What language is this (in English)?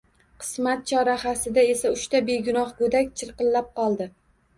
Uzbek